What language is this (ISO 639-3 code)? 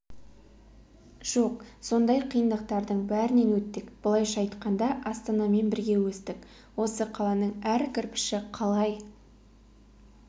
kaz